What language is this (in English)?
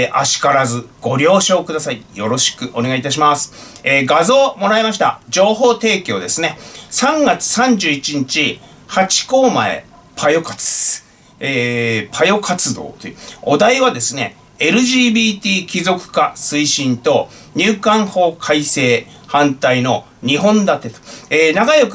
Japanese